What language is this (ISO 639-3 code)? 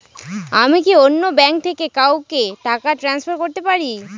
ben